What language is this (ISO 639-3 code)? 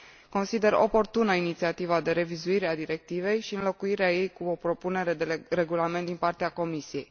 ron